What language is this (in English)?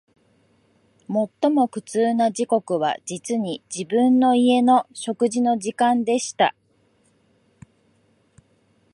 Japanese